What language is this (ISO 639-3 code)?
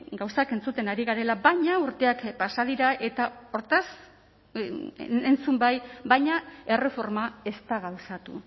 eus